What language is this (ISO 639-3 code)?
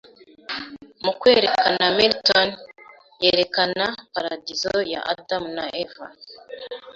kin